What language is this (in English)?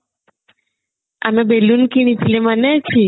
Odia